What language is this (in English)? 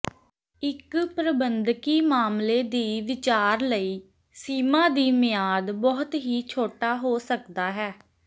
Punjabi